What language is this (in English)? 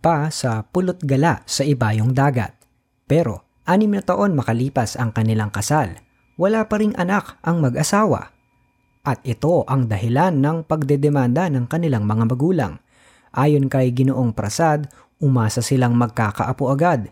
Filipino